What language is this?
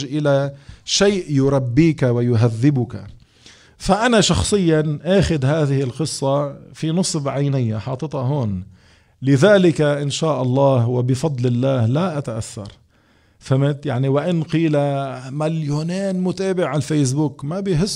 Arabic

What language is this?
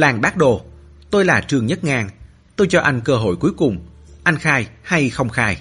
Vietnamese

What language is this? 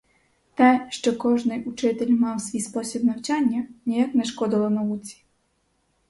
Ukrainian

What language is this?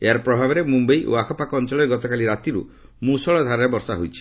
Odia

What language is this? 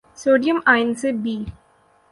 Urdu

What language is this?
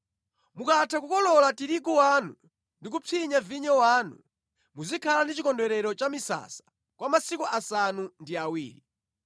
Nyanja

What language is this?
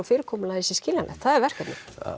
Icelandic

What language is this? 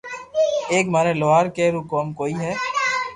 Loarki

